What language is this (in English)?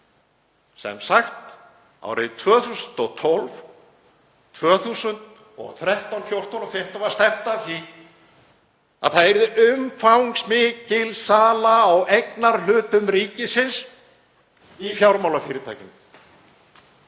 Icelandic